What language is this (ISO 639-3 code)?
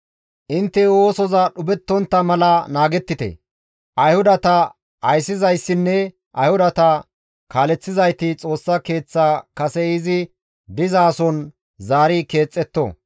gmv